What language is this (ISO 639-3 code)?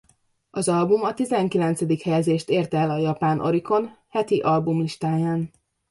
hun